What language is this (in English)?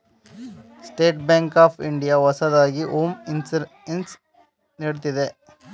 Kannada